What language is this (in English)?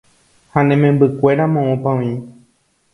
Guarani